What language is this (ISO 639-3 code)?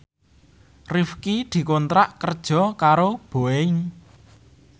jav